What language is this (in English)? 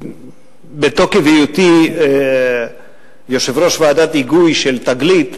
Hebrew